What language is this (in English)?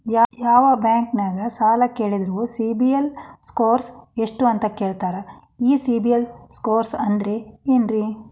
Kannada